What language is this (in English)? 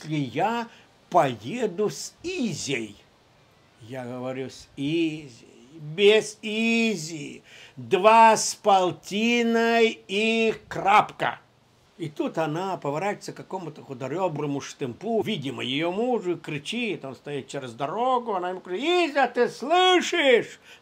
Russian